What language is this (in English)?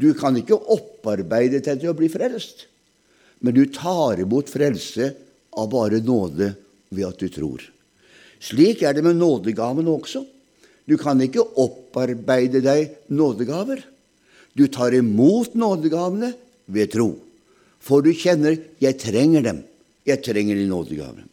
German